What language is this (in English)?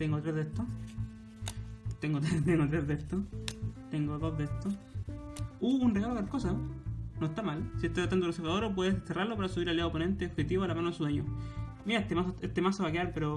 Spanish